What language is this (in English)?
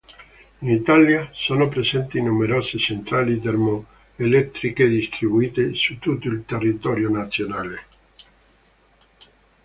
Italian